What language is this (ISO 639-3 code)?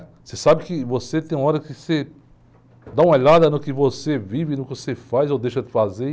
por